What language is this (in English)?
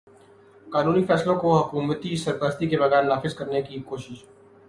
Urdu